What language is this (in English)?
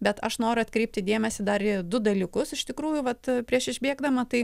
Lithuanian